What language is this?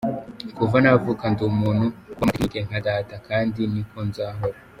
Kinyarwanda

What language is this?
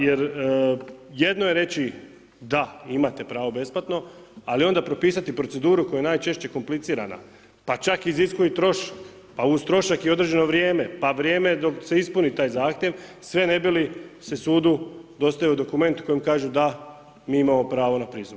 Croatian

